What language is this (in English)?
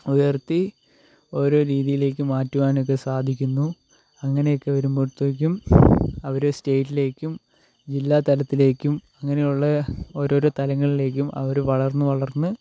Malayalam